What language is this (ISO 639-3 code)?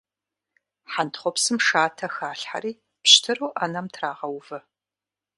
kbd